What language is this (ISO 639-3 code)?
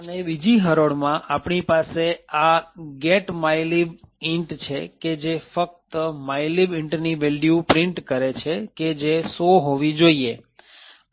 guj